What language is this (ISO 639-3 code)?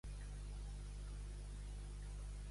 cat